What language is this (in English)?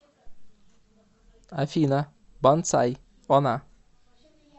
Russian